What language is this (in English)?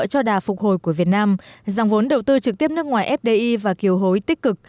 Vietnamese